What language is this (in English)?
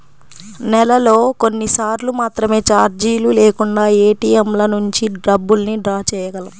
Telugu